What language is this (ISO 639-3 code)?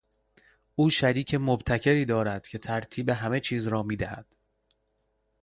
fas